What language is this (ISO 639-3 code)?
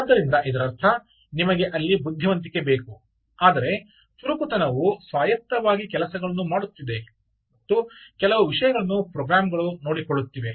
kan